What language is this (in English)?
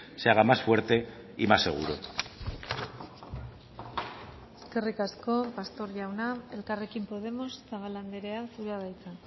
Basque